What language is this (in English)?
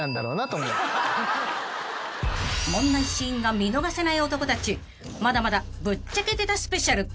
Japanese